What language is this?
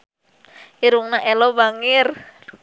Sundanese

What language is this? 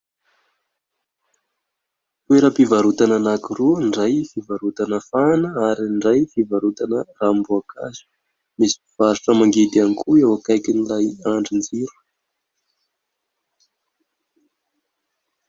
Malagasy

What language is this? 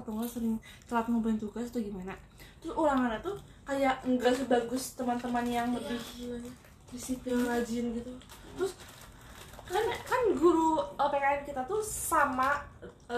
Indonesian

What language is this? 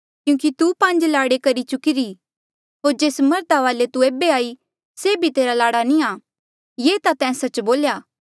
Mandeali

